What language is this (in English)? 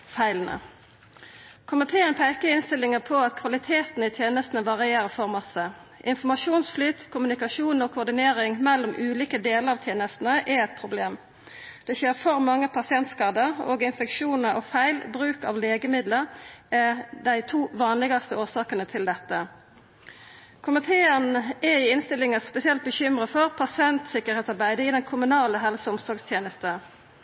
Norwegian Nynorsk